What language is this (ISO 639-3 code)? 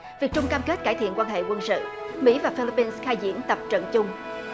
vie